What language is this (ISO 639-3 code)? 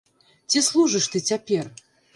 bel